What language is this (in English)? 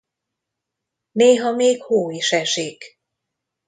Hungarian